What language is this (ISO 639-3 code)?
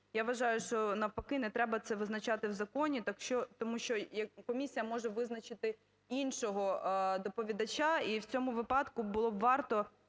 ukr